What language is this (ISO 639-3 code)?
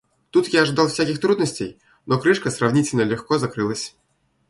rus